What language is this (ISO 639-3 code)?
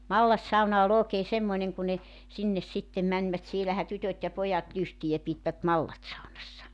fin